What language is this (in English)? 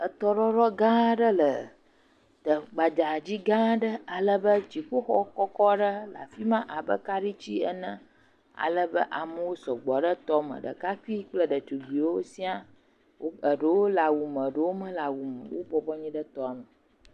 Ewe